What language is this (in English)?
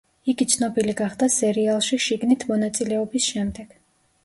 Georgian